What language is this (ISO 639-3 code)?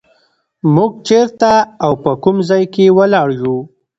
pus